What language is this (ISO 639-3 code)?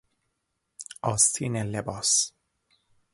fas